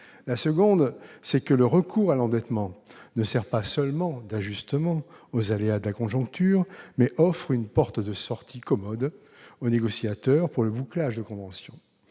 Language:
French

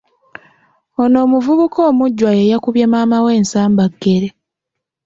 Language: Ganda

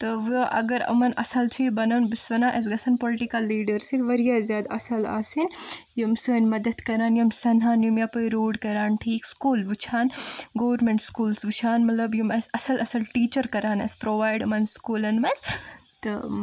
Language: Kashmiri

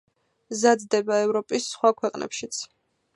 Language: Georgian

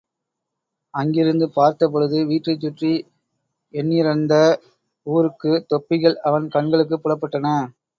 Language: Tamil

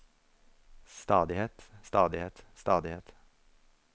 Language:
Norwegian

